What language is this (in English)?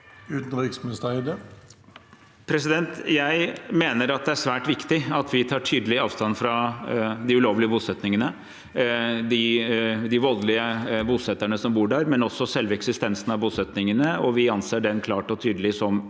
Norwegian